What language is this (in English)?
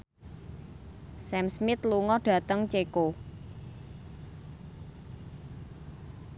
Javanese